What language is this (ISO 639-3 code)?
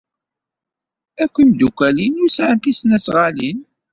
kab